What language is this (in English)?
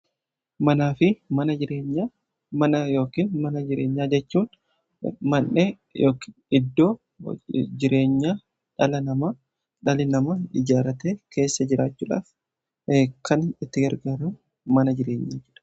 Oromo